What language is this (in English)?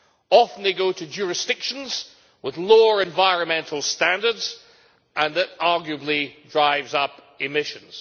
English